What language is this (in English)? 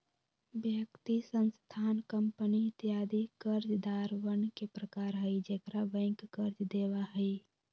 Magahi